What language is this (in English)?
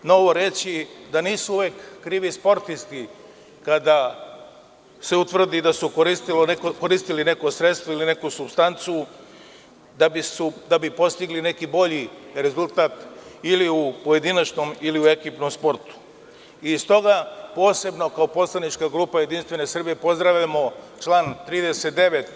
Serbian